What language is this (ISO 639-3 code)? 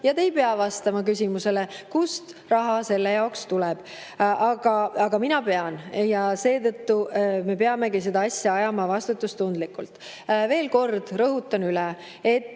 est